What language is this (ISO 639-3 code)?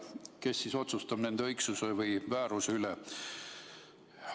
est